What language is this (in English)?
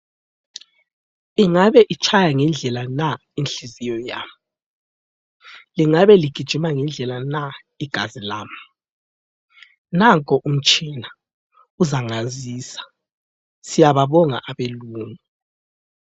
North Ndebele